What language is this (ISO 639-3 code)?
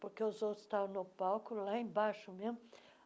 por